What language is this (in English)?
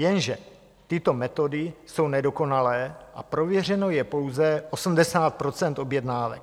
Czech